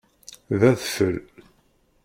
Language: Kabyle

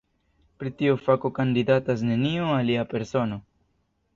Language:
Esperanto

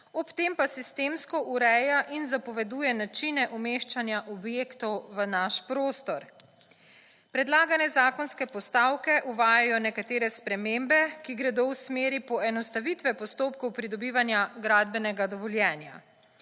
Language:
Slovenian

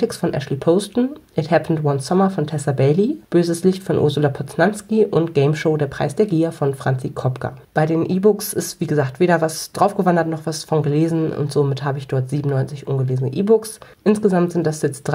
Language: German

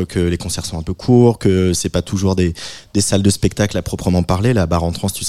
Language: French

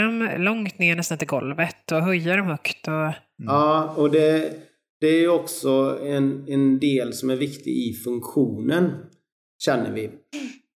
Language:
Swedish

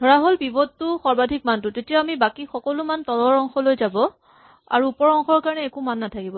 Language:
Assamese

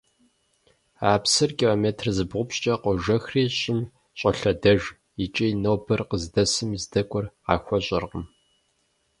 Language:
Kabardian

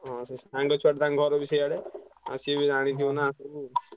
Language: Odia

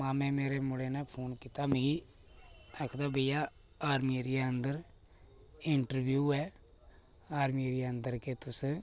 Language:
Dogri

